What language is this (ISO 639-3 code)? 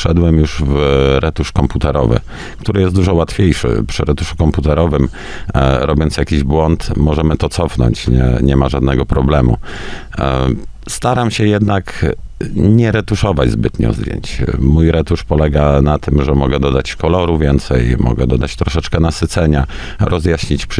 pol